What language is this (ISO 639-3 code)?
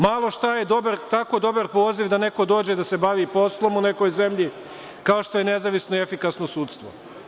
srp